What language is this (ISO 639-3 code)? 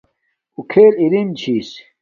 dmk